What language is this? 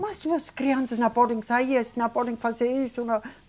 Portuguese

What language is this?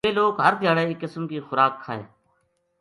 Gujari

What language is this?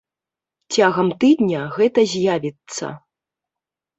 Belarusian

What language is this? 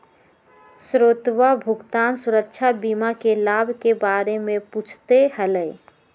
Magahi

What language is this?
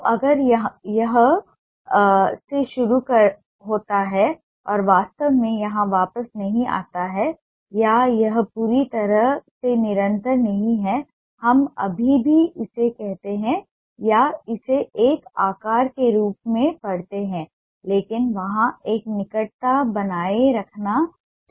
Hindi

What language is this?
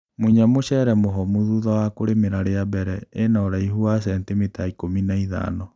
Kikuyu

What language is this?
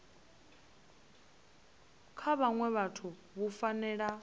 Venda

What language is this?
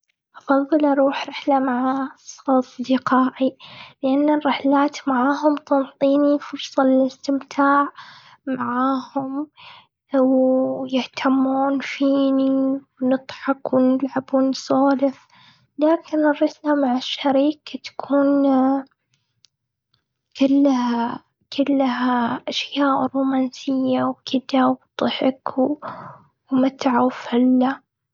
Gulf Arabic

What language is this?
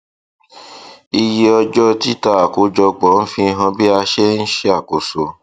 Yoruba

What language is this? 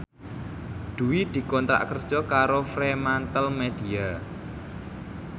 Javanese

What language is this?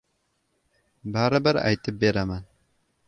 Uzbek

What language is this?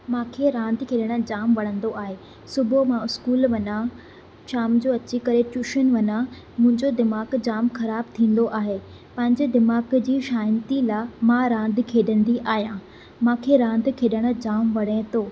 Sindhi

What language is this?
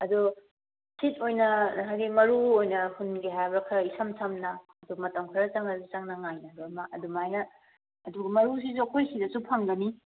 Manipuri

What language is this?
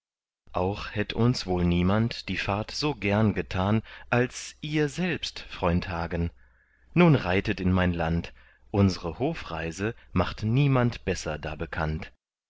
German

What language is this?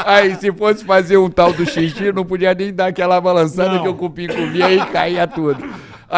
Portuguese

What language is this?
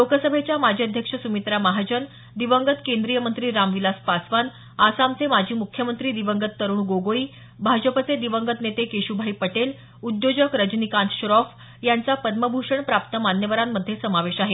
Marathi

